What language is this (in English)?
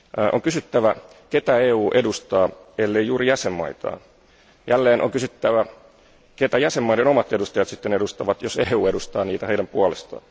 Finnish